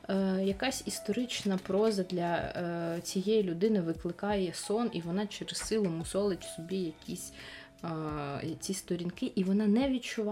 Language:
Ukrainian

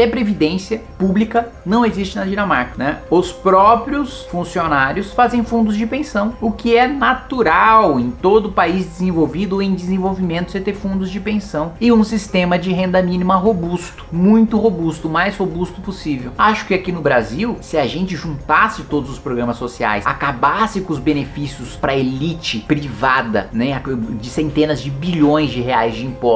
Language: Portuguese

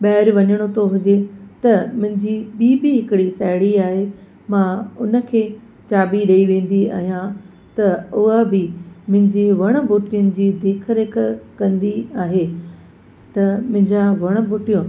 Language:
Sindhi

